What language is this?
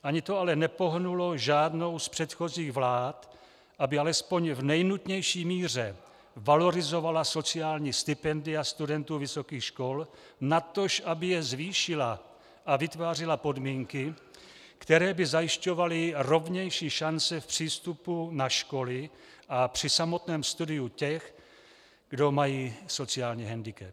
Czech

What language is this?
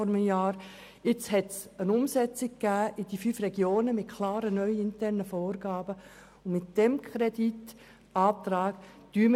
Swiss German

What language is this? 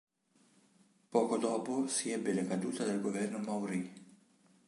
Italian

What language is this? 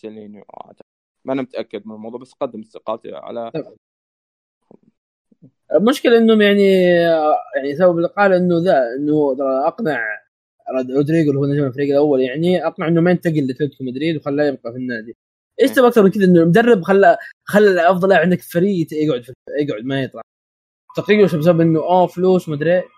Arabic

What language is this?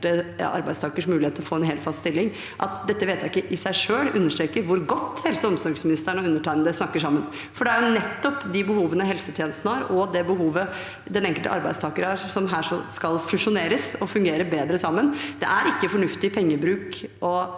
Norwegian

